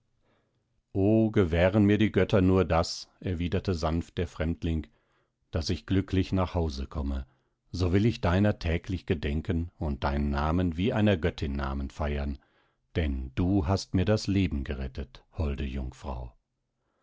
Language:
German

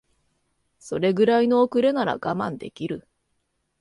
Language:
Japanese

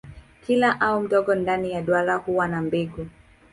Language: Swahili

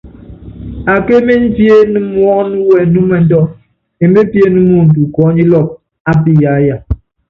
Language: Yangben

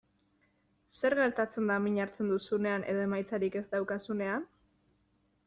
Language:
Basque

